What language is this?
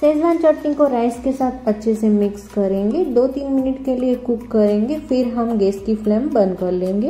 Hindi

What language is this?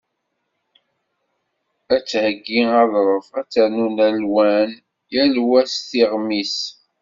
Kabyle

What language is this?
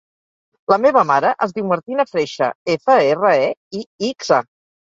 Catalan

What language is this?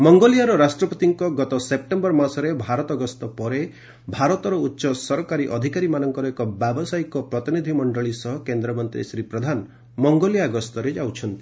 Odia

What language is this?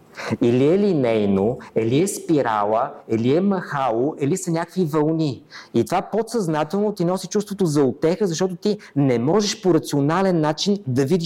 Bulgarian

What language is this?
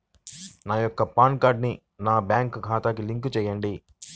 Telugu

